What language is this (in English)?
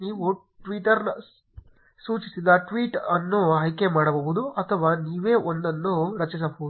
Kannada